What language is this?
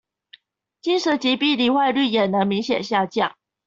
Chinese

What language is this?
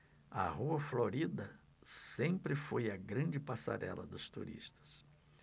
Portuguese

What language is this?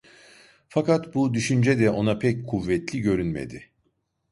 Turkish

